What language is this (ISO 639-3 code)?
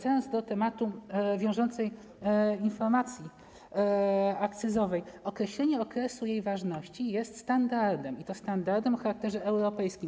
pol